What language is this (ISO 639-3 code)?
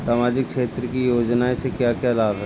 bho